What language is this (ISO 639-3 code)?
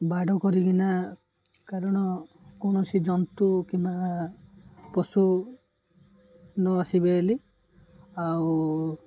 ori